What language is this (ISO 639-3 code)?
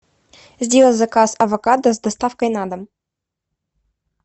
rus